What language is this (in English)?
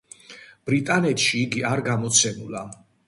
Georgian